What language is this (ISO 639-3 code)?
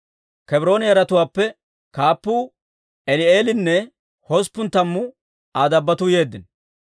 dwr